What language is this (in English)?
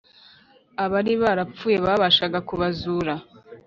Kinyarwanda